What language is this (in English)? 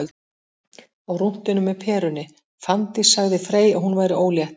Icelandic